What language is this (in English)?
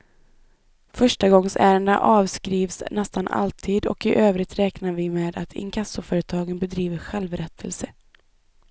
Swedish